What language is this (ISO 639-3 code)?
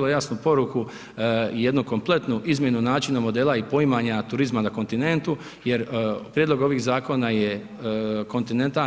hrv